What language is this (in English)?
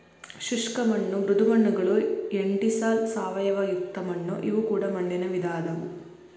Kannada